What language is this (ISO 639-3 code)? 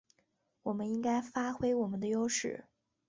zho